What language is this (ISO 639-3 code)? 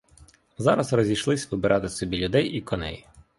ukr